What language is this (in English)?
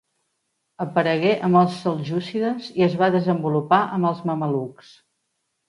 Catalan